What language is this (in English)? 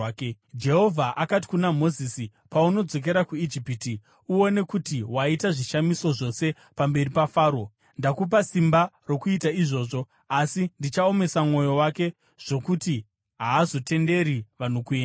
Shona